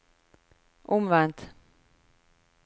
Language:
Norwegian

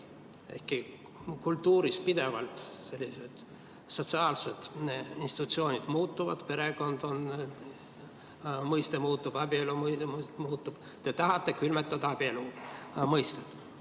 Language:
Estonian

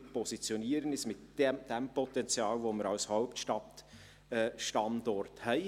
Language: Swiss German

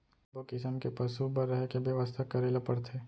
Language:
Chhattisgarhi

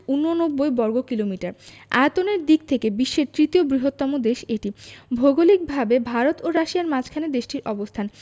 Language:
Bangla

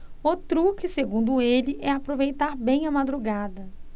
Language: Portuguese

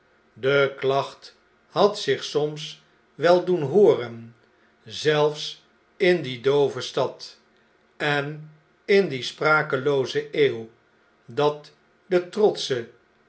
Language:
Dutch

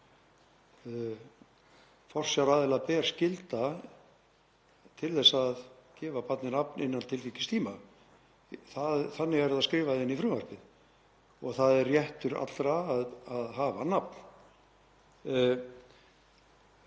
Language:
Icelandic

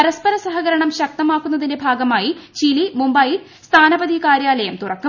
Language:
Malayalam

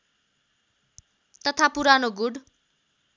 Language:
Nepali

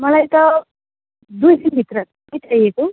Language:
Nepali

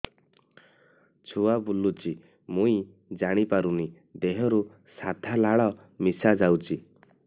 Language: Odia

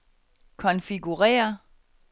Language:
Danish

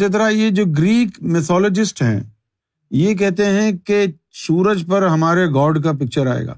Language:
Urdu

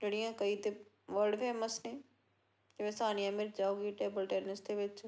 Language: Punjabi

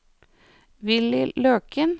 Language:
Norwegian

